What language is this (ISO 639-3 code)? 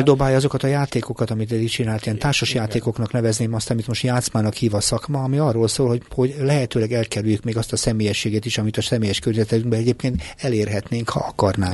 hun